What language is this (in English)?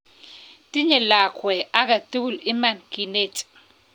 Kalenjin